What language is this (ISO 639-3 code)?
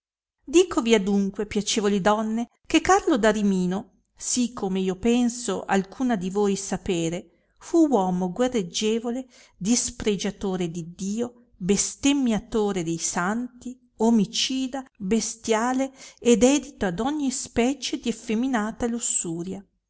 ita